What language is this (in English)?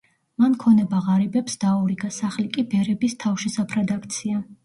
Georgian